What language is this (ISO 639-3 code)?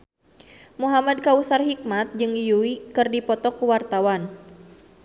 sun